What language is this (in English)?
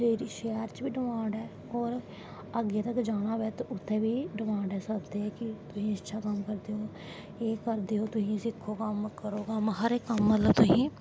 Dogri